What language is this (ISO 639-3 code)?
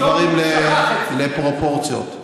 heb